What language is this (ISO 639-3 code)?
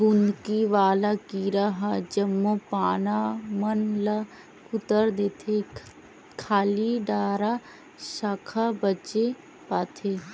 hne